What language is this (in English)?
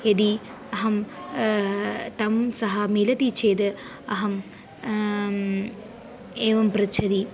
Sanskrit